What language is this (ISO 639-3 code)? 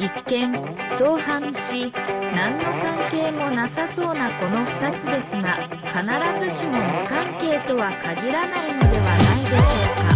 jpn